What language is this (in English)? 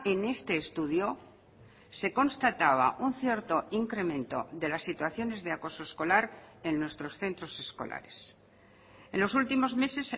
Spanish